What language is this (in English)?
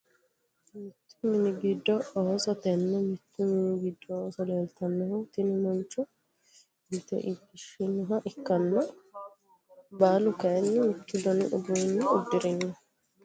Sidamo